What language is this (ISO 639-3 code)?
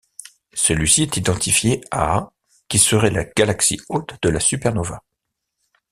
fra